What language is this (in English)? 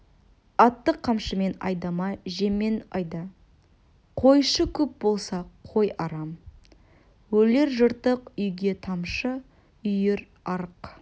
Kazakh